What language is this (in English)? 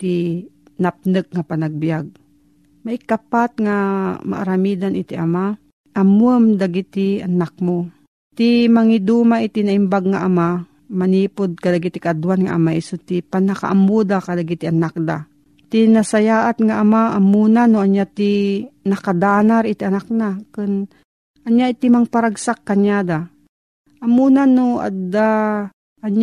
Filipino